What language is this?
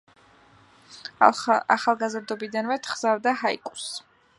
Georgian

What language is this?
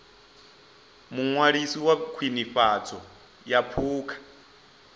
Venda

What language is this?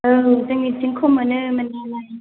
Bodo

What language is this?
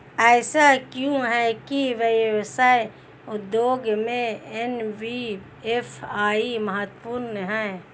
Hindi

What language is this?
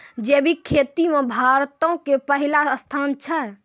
Maithili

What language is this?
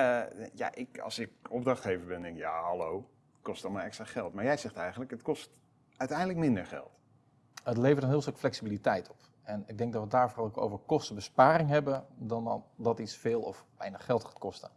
Dutch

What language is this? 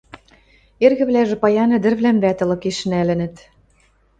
Western Mari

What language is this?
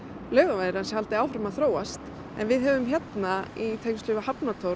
Icelandic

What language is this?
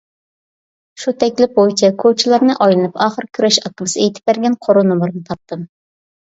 Uyghur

